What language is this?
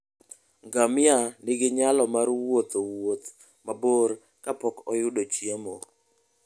Luo (Kenya and Tanzania)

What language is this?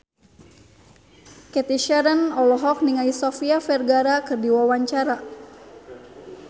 Sundanese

